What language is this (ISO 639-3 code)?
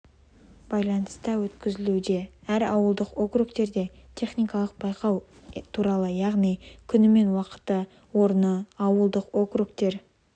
kaz